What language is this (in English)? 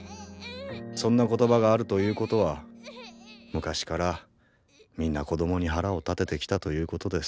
Japanese